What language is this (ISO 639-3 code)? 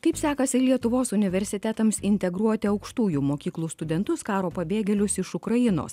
lit